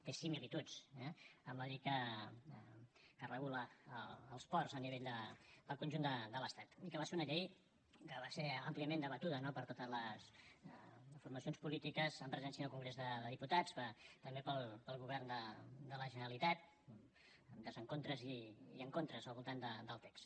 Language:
Catalan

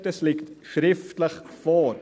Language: Swiss German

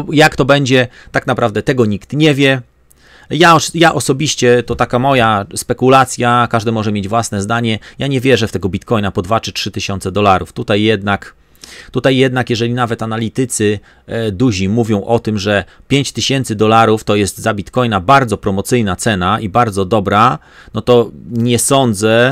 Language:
Polish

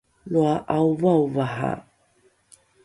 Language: Rukai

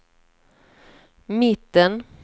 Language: Swedish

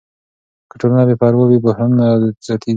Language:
Pashto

